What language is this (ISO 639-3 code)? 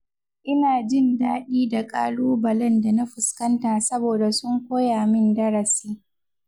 hau